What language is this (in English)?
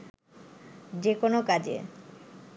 Bangla